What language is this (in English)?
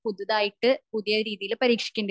Malayalam